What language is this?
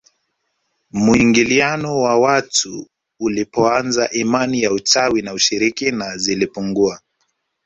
Swahili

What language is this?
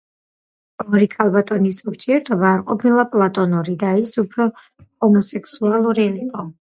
Georgian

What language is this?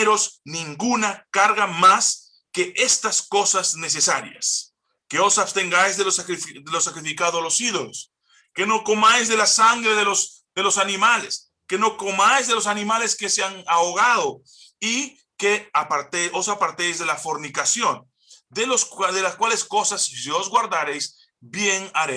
Spanish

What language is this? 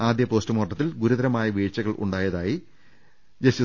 Malayalam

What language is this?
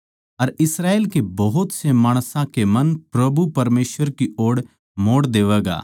Haryanvi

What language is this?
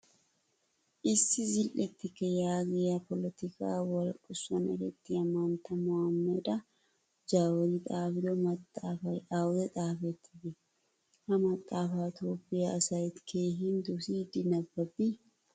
Wolaytta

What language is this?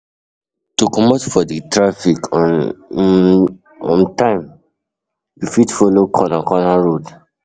Nigerian Pidgin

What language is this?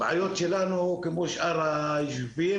Hebrew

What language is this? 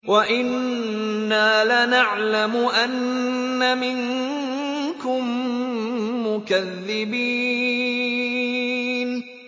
Arabic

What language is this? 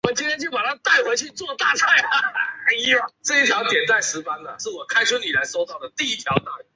Chinese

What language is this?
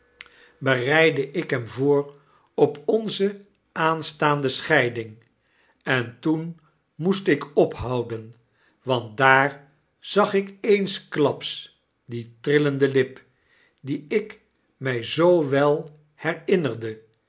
Dutch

